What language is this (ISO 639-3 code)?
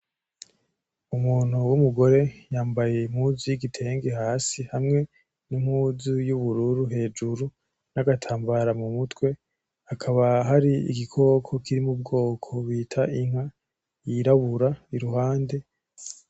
run